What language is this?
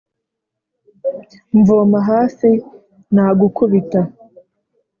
Kinyarwanda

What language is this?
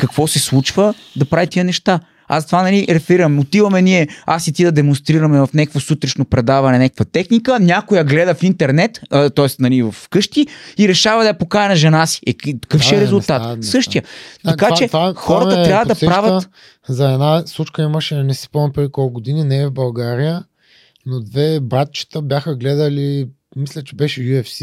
Bulgarian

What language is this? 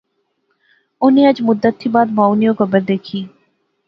Pahari-Potwari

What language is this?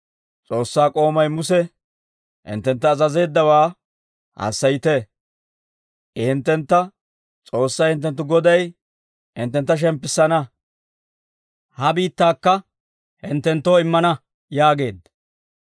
Dawro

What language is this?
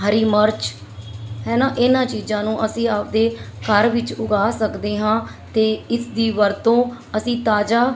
Punjabi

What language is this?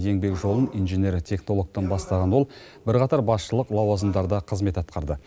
Kazakh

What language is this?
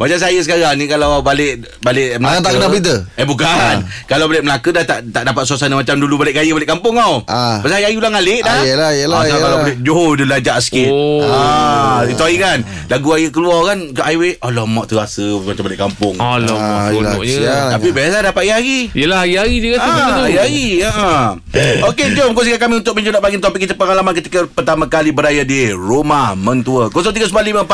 Malay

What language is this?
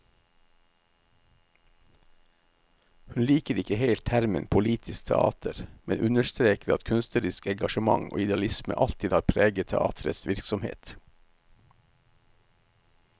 Norwegian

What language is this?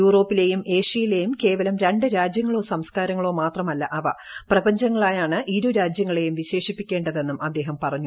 Malayalam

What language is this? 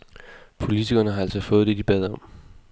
Danish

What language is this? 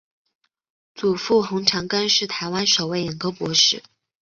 Chinese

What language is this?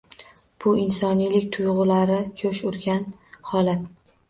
Uzbek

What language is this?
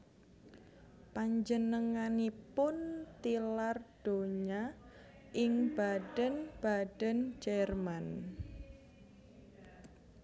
Javanese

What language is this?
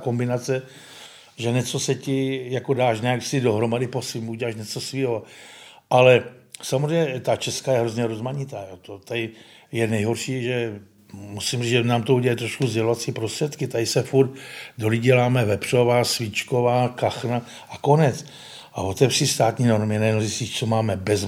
Czech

